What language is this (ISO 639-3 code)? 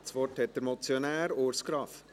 gsw